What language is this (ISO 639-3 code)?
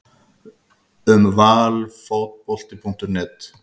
isl